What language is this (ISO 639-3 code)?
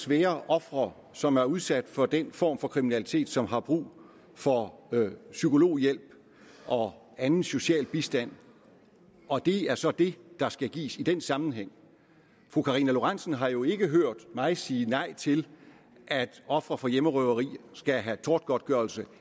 dan